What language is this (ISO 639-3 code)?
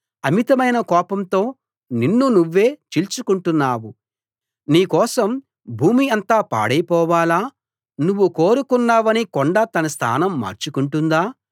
tel